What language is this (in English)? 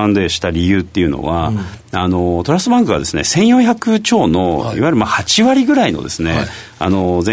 Japanese